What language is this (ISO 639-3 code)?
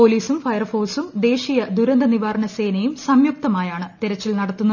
mal